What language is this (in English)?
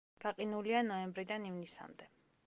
Georgian